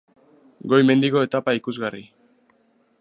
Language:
Basque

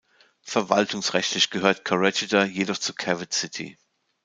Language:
German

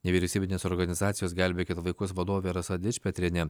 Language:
Lithuanian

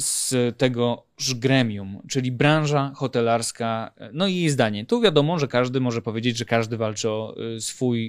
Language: Polish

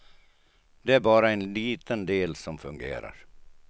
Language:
Swedish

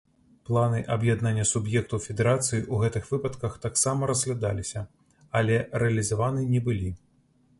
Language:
Belarusian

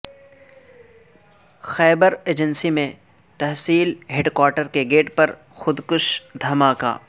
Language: Urdu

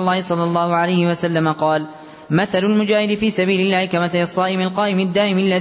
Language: Arabic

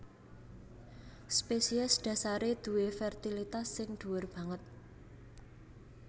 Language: Javanese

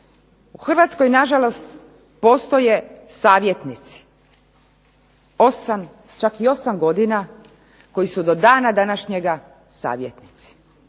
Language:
Croatian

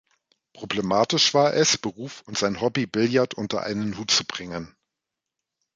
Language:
German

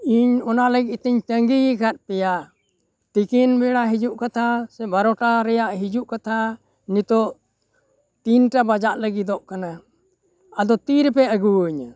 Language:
Santali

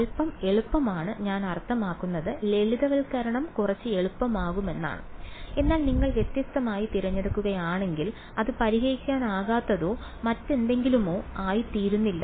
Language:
Malayalam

